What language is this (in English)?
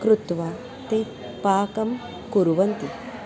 Sanskrit